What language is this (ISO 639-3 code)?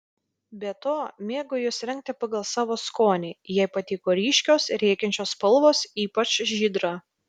lit